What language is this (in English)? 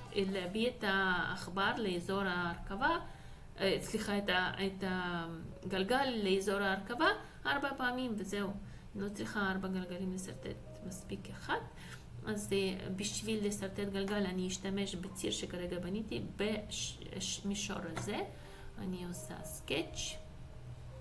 Hebrew